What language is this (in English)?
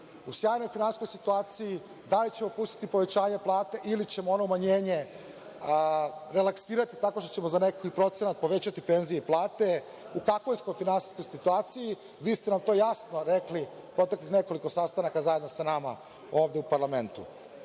Serbian